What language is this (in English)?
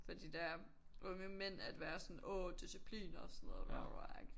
Danish